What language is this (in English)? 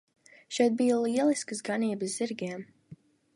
Latvian